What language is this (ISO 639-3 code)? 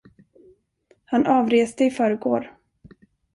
swe